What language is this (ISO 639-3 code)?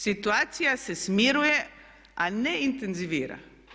hrv